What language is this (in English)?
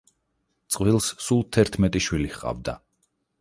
Georgian